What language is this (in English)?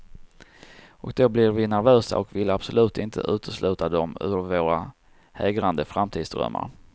Swedish